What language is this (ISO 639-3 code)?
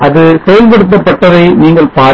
tam